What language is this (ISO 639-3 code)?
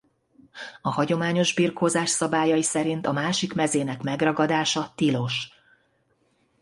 hun